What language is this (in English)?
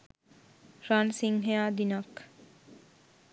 Sinhala